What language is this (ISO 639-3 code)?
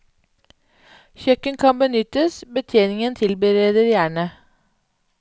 nor